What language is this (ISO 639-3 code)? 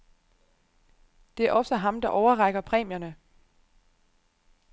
dan